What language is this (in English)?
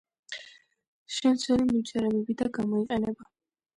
Georgian